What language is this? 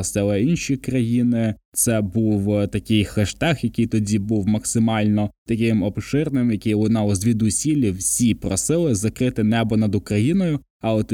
Ukrainian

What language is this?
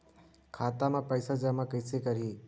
Chhattisgarhi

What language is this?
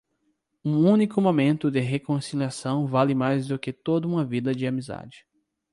Portuguese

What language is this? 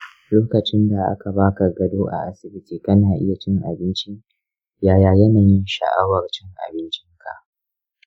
Hausa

